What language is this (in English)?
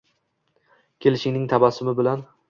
Uzbek